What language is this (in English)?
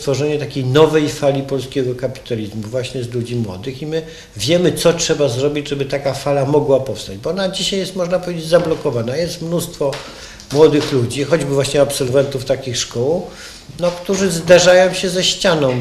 Polish